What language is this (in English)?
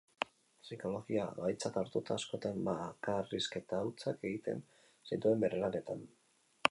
Basque